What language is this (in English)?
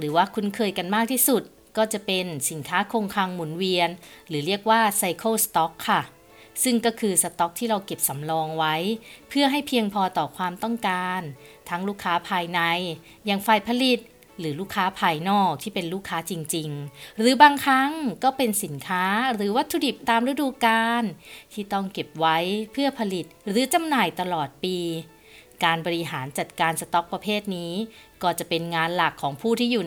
Thai